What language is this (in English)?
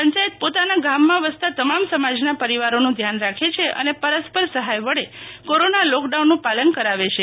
Gujarati